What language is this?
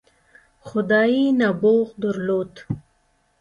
Pashto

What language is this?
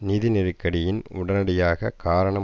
Tamil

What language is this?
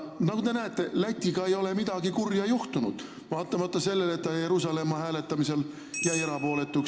Estonian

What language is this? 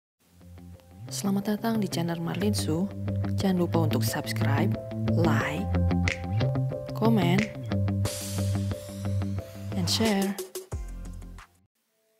Indonesian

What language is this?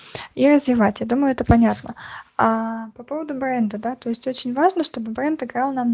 Russian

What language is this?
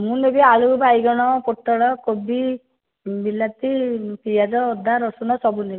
Odia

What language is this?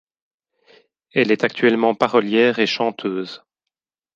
French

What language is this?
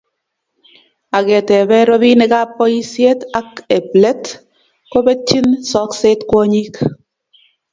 Kalenjin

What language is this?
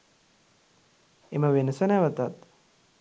Sinhala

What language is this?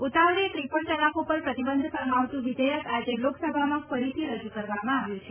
Gujarati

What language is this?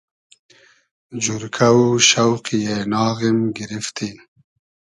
Hazaragi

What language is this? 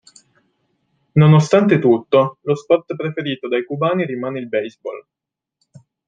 Italian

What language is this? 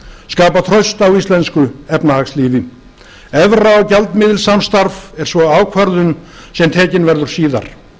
Icelandic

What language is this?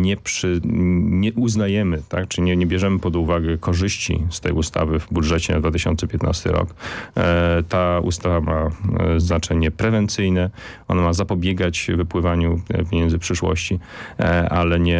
Polish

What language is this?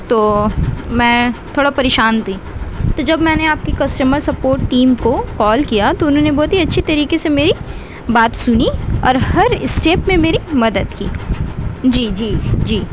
Urdu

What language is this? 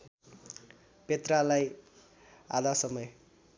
Nepali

